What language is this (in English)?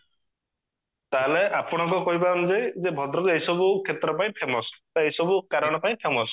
Odia